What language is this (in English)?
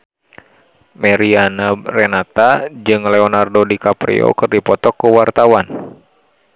Sundanese